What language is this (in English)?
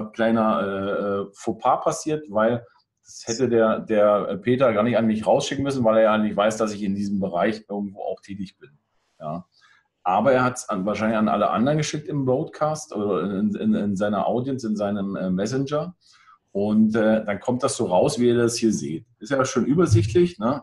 German